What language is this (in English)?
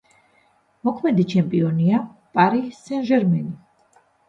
Georgian